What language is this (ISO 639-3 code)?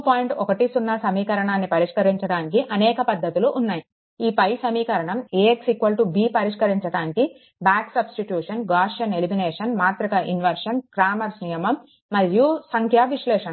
tel